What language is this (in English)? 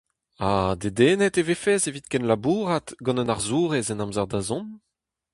Breton